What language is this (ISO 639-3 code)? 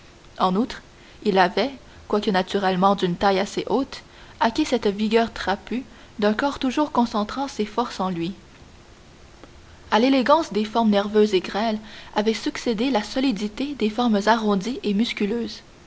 fra